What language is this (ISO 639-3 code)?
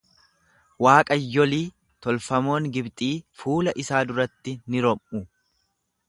orm